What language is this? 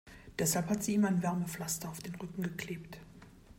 German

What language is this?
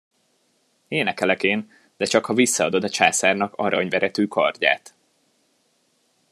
Hungarian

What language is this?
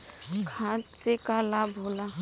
Bhojpuri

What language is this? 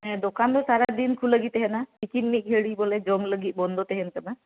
Santali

